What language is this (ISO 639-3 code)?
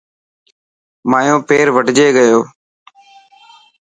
mki